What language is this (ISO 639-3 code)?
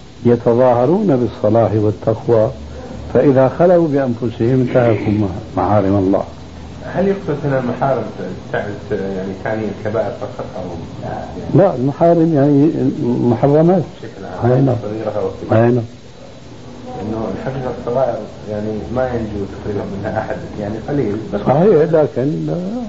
ara